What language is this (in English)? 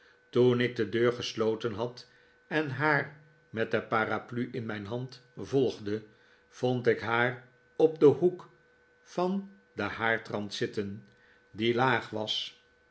Dutch